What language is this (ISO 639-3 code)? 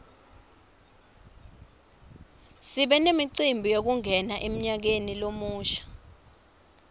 ssw